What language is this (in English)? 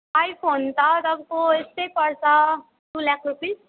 Nepali